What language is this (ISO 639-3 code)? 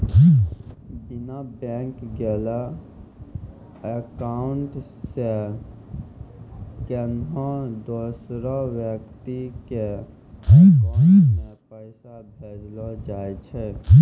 mai